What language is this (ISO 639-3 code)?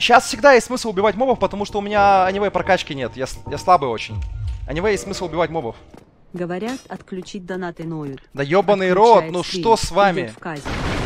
rus